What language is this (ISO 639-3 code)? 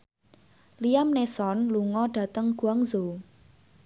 jav